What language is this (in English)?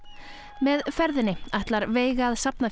Icelandic